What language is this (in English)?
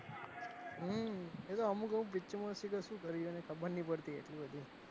Gujarati